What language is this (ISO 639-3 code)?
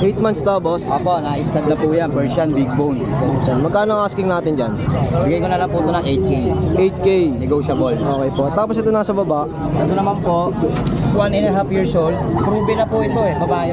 fil